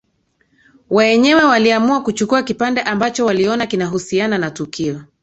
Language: Swahili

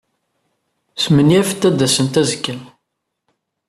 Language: Kabyle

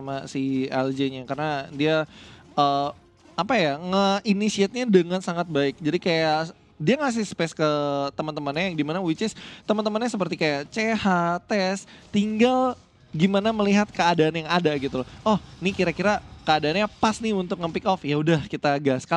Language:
Indonesian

